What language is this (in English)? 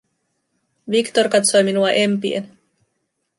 Finnish